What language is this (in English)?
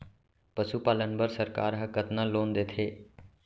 Chhattisgarhi